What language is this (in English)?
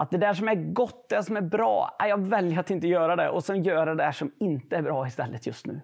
Swedish